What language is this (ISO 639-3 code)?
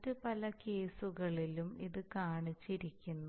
mal